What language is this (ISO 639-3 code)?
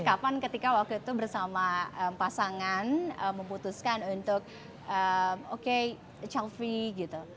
ind